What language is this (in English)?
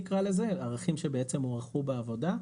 Hebrew